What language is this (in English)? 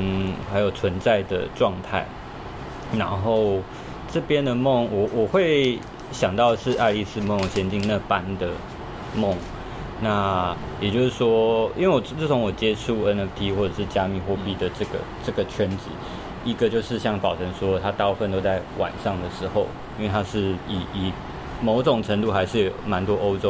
Chinese